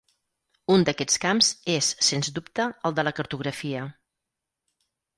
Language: Catalan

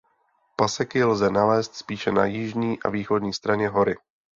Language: Czech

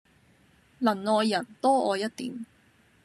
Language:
Cantonese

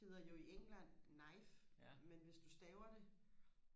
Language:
Danish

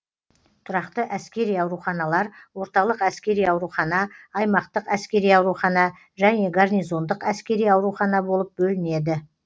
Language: Kazakh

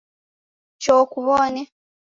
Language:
Taita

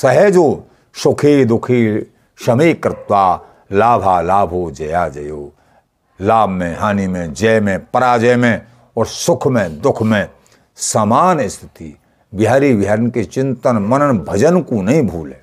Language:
Hindi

